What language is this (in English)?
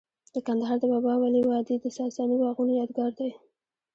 Pashto